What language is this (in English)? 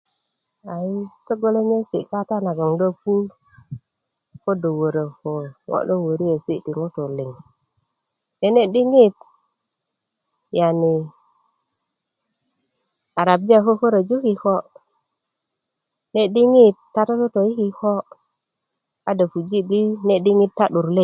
Kuku